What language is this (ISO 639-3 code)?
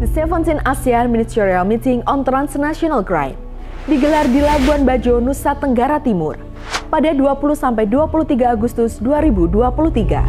ind